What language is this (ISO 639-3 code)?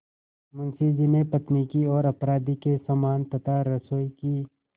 hin